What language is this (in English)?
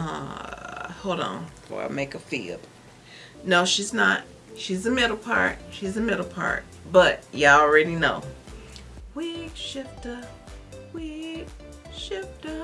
English